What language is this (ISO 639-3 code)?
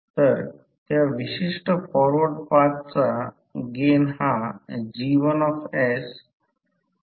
mar